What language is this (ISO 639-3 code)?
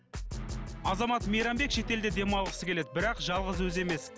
kaz